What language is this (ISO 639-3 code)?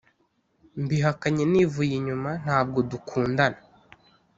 kin